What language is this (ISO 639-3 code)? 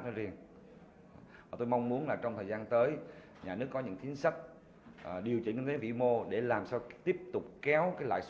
vie